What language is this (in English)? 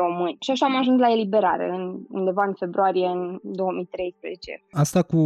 Romanian